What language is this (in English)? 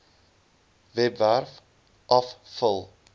Afrikaans